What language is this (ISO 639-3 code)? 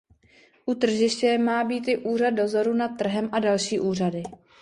ces